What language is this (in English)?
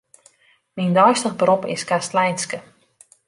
Western Frisian